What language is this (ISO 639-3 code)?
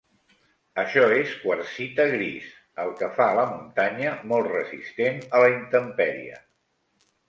cat